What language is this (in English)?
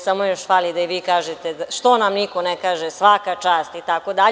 Serbian